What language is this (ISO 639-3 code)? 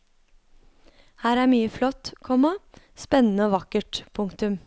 nor